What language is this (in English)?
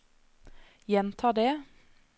Norwegian